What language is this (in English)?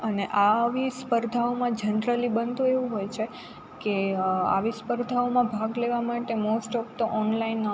Gujarati